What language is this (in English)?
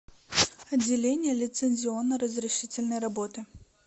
Russian